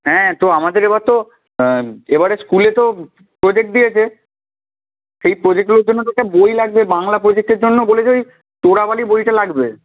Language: Bangla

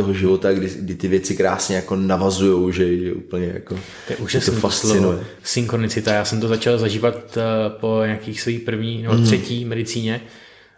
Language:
Czech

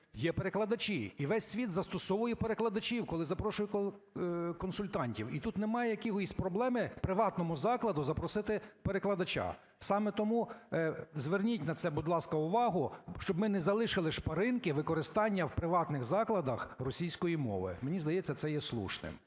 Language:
Ukrainian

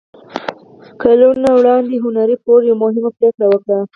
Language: Pashto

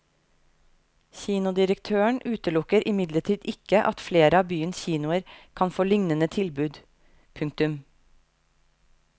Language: Norwegian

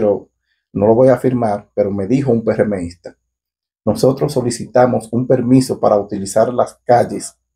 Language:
Spanish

